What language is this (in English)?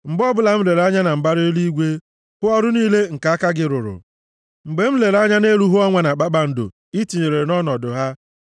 Igbo